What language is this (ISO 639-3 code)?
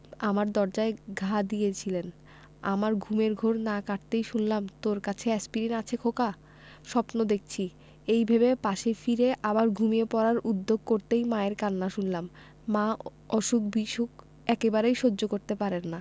ben